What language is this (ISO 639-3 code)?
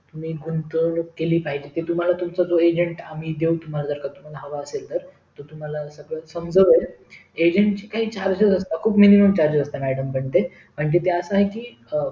mar